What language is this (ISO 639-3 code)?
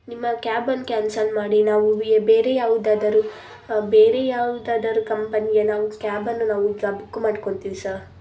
kan